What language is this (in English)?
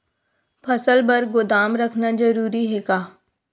Chhattisgarhi